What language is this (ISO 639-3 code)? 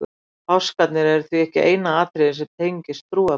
isl